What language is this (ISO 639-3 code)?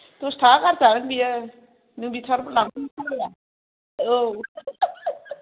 brx